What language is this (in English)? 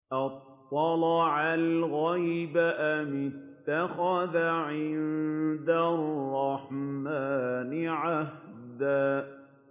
Arabic